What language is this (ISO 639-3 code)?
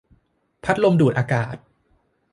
tha